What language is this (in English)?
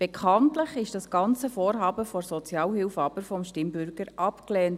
Swiss German